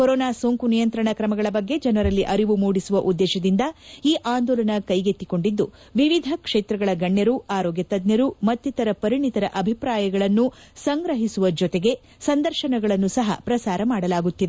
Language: Kannada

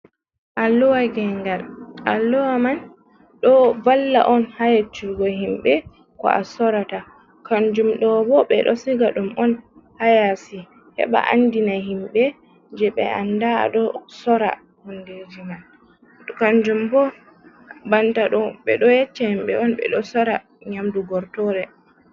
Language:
Fula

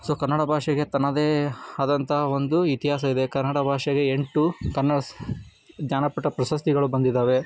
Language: Kannada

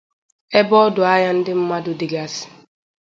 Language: Igbo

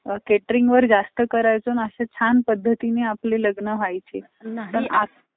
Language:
Marathi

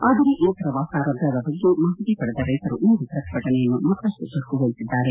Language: Kannada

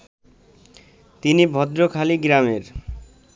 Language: Bangla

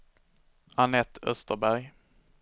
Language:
Swedish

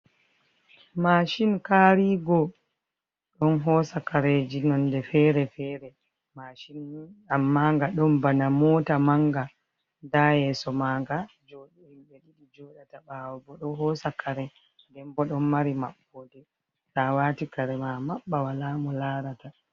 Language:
Fula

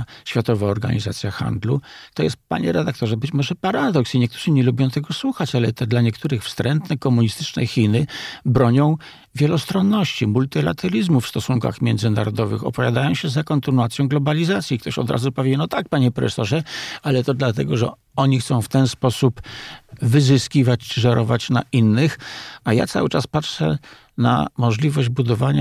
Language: Polish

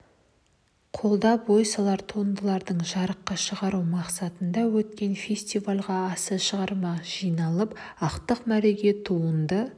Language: Kazakh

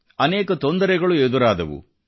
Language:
Kannada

